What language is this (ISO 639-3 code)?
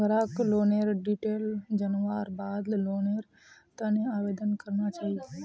mag